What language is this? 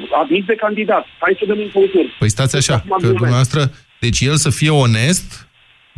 Romanian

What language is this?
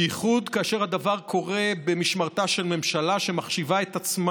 Hebrew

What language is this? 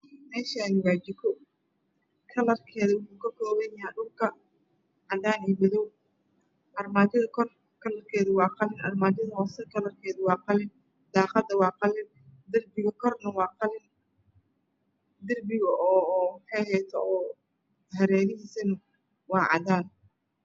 Somali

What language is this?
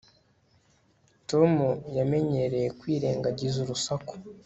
Kinyarwanda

